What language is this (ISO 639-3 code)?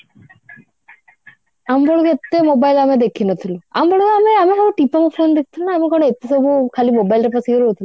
ori